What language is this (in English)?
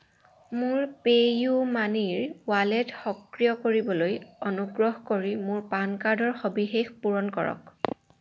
Assamese